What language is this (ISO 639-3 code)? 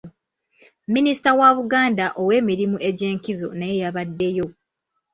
lug